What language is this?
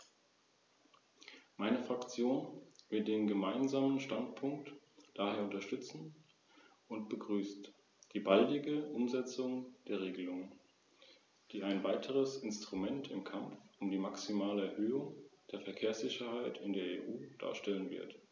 German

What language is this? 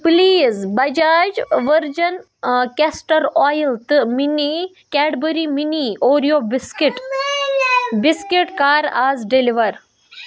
Kashmiri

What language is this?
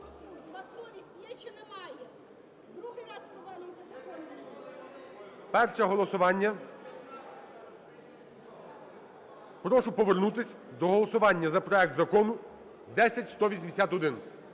Ukrainian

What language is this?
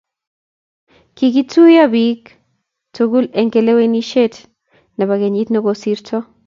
Kalenjin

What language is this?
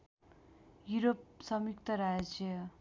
Nepali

